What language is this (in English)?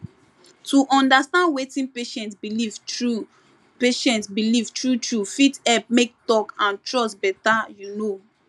Nigerian Pidgin